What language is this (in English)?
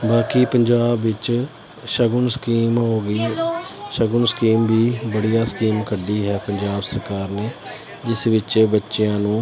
Punjabi